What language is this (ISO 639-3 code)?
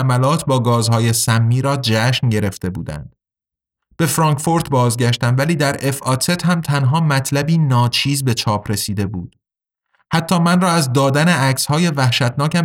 fas